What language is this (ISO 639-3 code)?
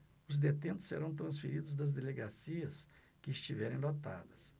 por